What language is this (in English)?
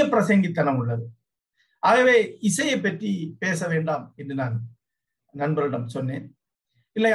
Tamil